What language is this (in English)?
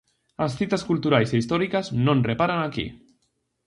Galician